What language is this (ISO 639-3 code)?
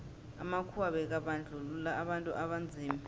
nbl